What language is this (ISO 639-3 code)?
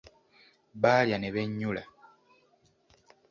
lug